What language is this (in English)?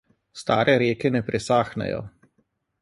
Slovenian